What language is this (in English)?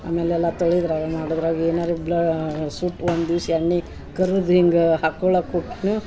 Kannada